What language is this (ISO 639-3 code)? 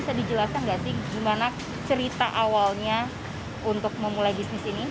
ind